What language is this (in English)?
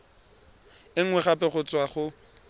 Tswana